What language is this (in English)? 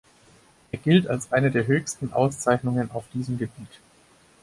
German